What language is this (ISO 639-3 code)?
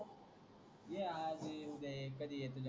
mar